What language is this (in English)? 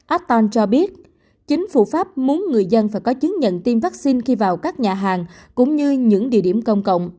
Vietnamese